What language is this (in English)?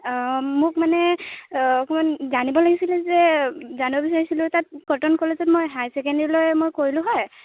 Assamese